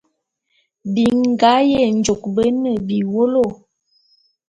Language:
Bulu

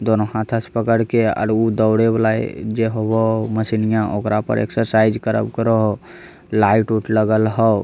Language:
Magahi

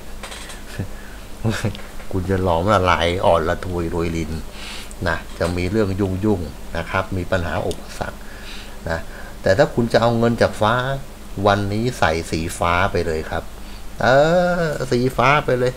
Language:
Thai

